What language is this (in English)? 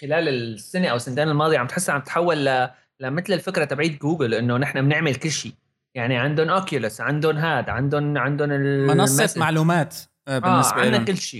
Arabic